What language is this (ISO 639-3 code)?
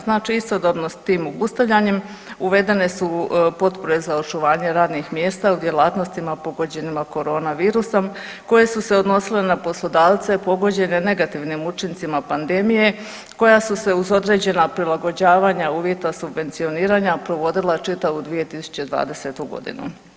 hrv